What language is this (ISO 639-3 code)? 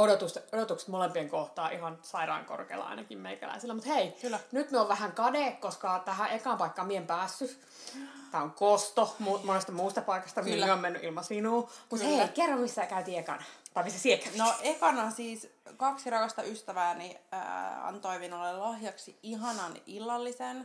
fin